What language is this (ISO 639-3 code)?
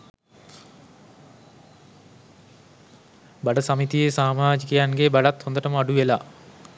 sin